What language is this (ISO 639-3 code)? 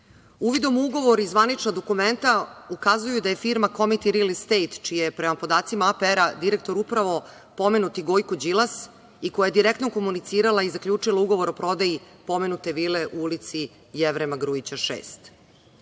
srp